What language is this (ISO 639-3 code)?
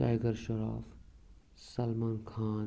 kas